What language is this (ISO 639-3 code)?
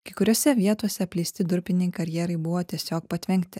lit